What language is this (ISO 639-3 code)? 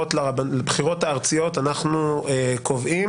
heb